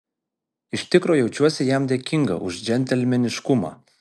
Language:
Lithuanian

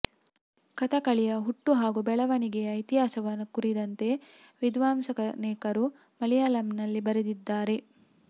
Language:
Kannada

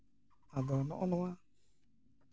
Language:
Santali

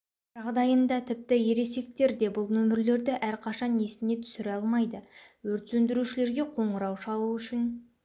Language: Kazakh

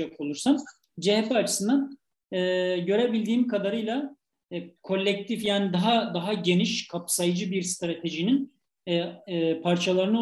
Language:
Turkish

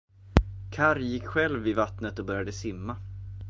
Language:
Swedish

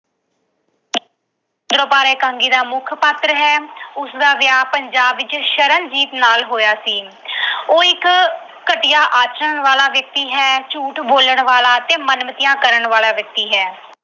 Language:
Punjabi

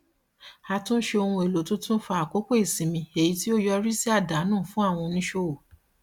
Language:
Yoruba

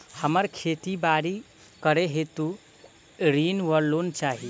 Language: Maithili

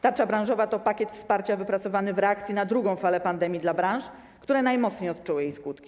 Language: Polish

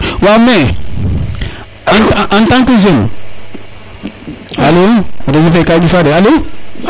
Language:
Serer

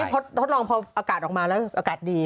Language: Thai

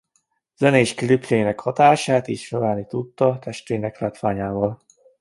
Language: Hungarian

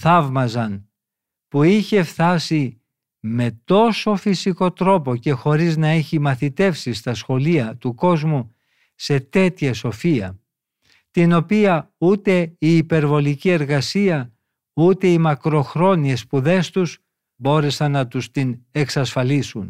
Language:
Greek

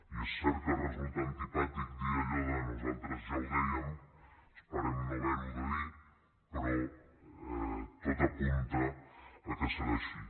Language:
Catalan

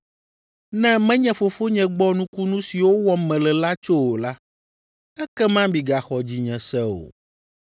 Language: Ewe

